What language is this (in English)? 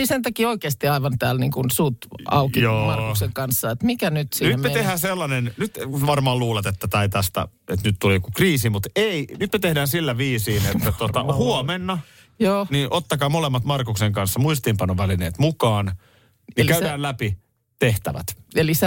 Finnish